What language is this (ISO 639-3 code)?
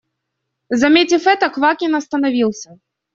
rus